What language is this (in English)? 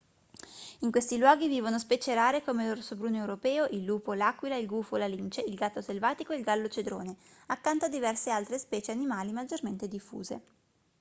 Italian